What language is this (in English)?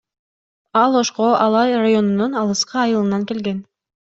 Kyrgyz